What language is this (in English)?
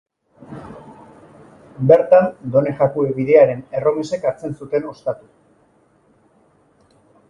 Basque